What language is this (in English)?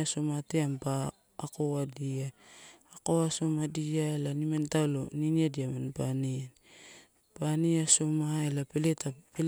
Torau